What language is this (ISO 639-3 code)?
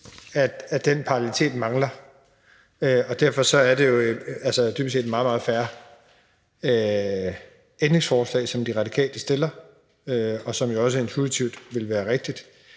dan